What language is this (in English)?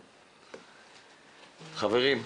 Hebrew